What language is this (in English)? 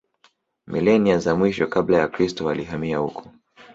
Swahili